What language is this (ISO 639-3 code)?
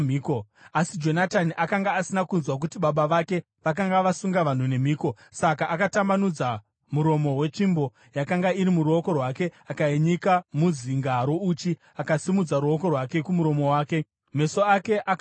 sna